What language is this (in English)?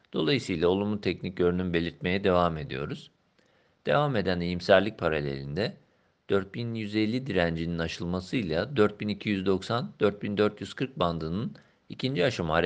Turkish